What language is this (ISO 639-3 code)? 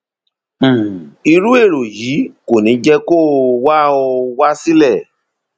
yor